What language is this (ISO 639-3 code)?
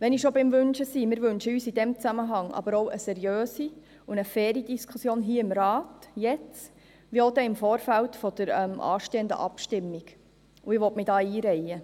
gsw